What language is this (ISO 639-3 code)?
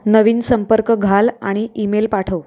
mar